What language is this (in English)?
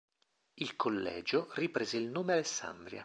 Italian